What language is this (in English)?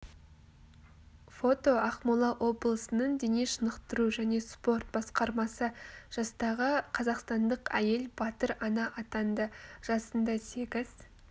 Kazakh